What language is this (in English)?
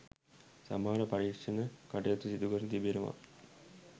Sinhala